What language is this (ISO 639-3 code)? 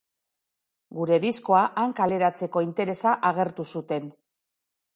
eus